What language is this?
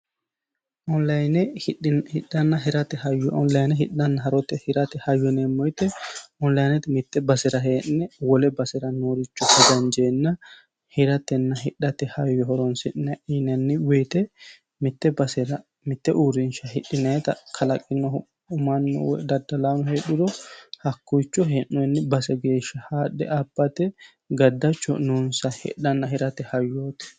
Sidamo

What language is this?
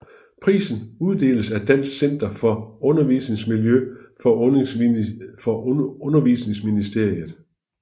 Danish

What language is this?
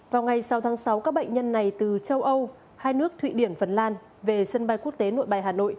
Vietnamese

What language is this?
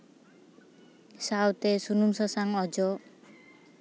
Santali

